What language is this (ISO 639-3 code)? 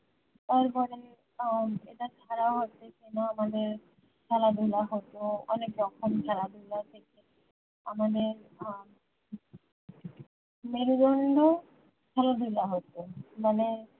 ben